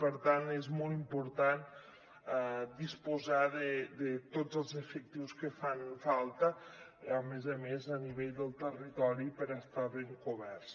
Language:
Catalan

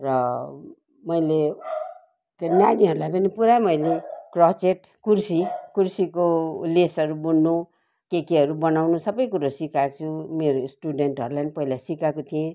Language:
Nepali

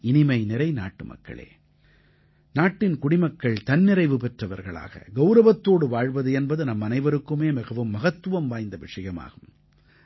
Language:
Tamil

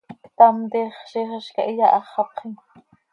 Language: Seri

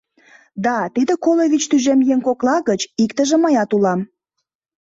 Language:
Mari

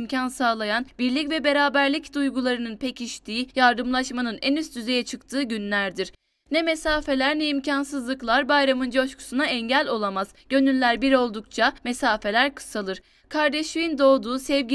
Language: Turkish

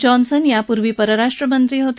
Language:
Marathi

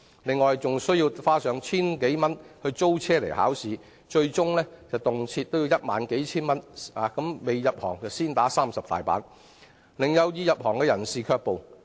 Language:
Cantonese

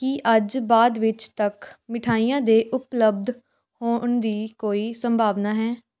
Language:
Punjabi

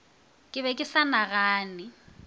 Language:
Northern Sotho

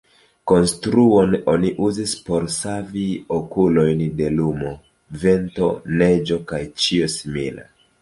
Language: Esperanto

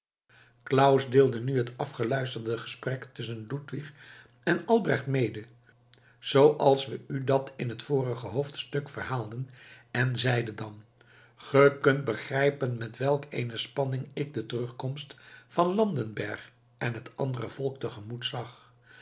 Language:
Dutch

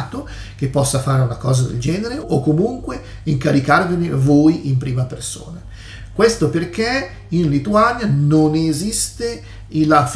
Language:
Italian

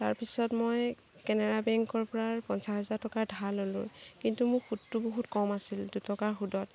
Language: Assamese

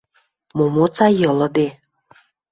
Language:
Western Mari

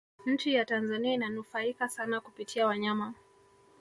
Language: Swahili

